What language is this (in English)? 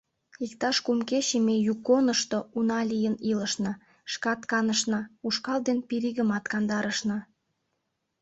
Mari